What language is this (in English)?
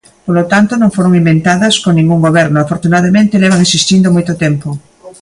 Galician